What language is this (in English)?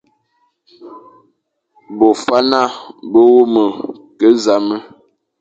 Fang